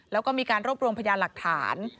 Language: Thai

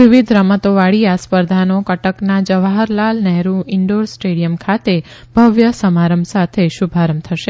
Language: Gujarati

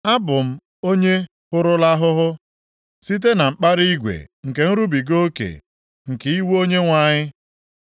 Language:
Igbo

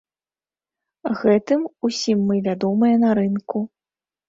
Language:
Belarusian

